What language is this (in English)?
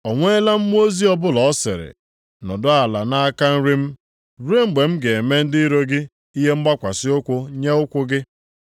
Igbo